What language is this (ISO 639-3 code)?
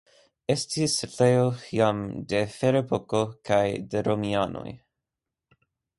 epo